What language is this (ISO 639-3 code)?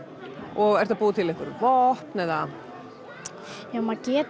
isl